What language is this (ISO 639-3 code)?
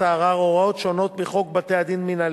heb